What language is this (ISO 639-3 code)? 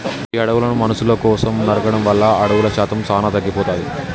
tel